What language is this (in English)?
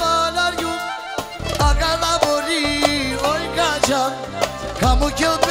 Turkish